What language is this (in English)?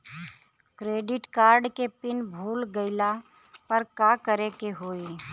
Bhojpuri